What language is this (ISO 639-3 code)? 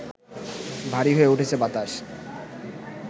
ben